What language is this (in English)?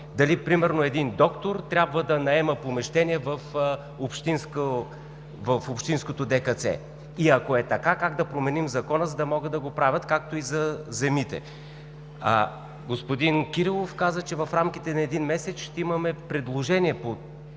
Bulgarian